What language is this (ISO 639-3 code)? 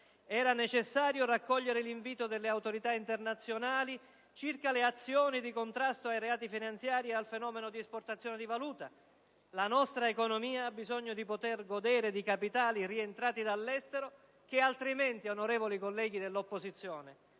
ita